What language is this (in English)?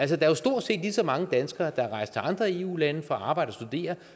Danish